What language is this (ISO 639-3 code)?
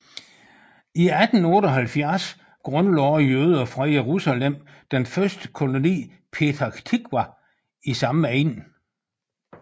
dan